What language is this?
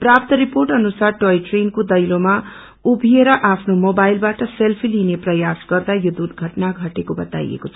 Nepali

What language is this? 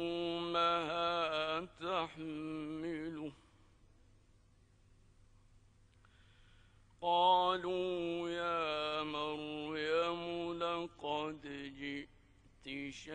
Arabic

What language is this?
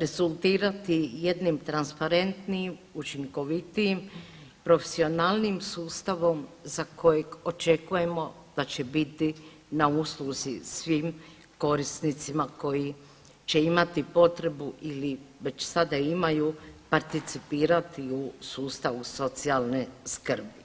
Croatian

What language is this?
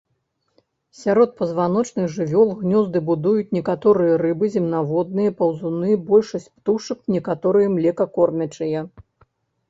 Belarusian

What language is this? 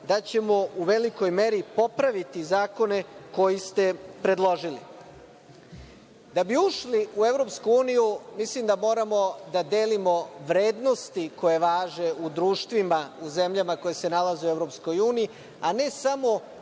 Serbian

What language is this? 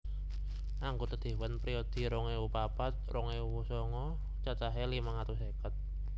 Javanese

